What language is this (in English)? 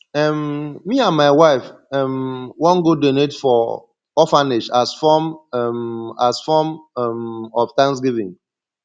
Nigerian Pidgin